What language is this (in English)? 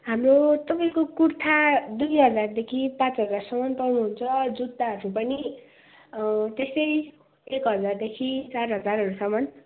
Nepali